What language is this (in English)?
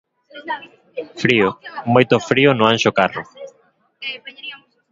Galician